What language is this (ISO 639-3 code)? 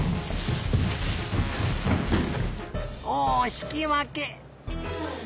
jpn